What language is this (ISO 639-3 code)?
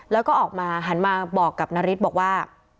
tha